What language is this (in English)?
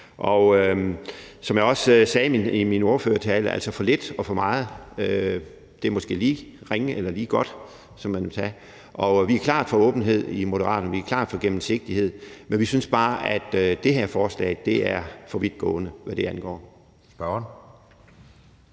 Danish